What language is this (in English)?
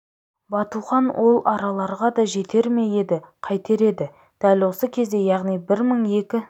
Kazakh